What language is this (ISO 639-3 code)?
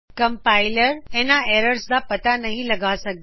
pan